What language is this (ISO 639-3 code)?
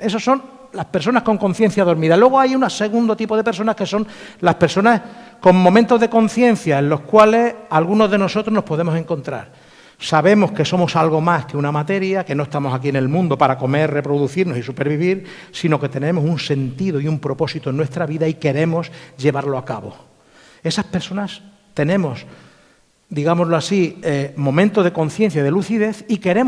spa